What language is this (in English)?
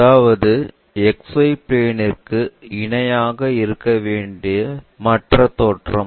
Tamil